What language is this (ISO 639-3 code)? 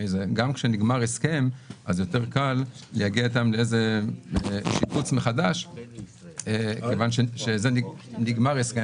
heb